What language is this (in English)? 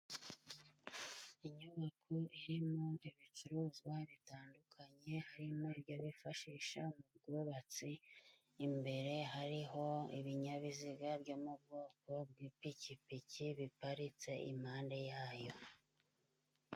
Kinyarwanda